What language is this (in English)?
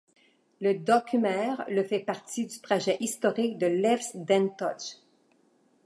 French